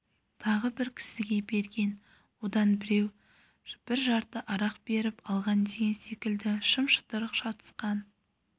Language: Kazakh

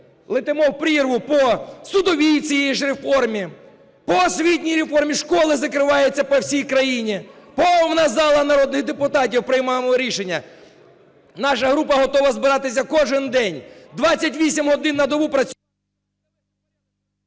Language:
Ukrainian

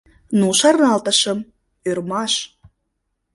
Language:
Mari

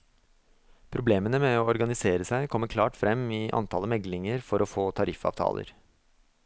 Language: Norwegian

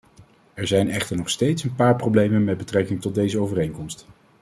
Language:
Dutch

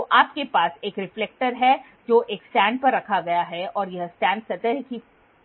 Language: Hindi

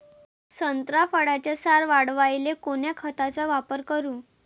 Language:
Marathi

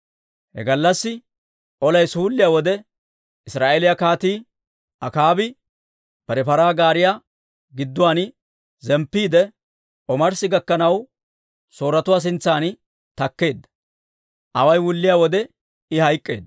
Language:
Dawro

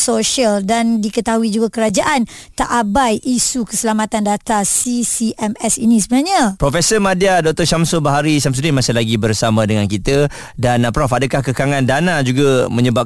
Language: Malay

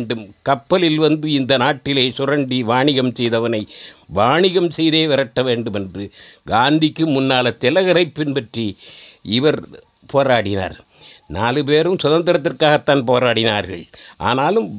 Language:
Tamil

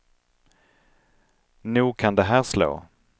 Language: Swedish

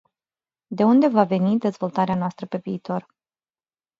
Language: Romanian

